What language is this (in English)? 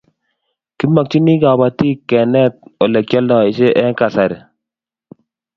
Kalenjin